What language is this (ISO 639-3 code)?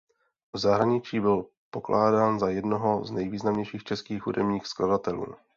ces